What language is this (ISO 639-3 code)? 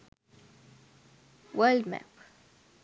sin